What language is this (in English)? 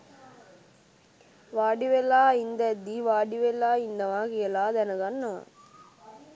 Sinhala